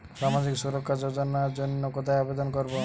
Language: Bangla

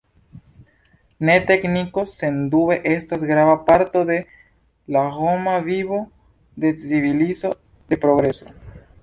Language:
Esperanto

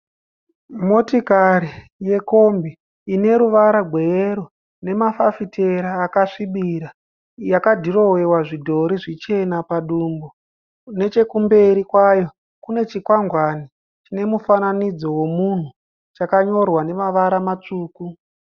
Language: Shona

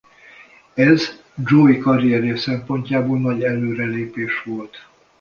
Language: Hungarian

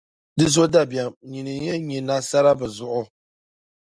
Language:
Dagbani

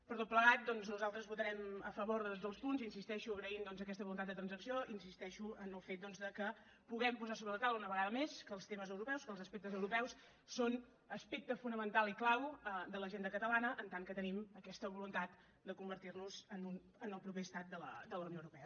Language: Catalan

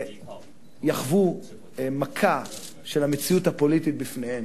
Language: Hebrew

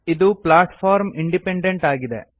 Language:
Kannada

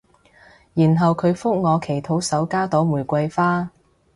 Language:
Cantonese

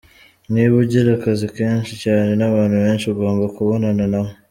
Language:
Kinyarwanda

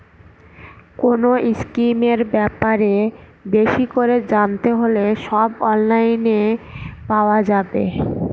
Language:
Bangla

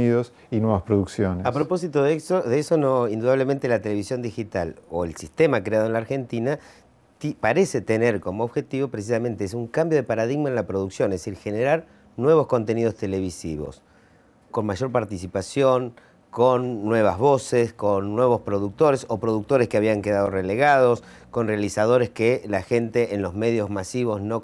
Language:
Spanish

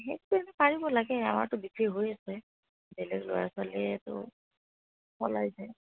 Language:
Assamese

